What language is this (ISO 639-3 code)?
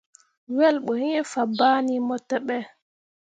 mua